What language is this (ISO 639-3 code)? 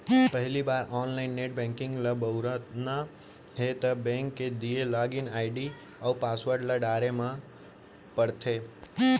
hne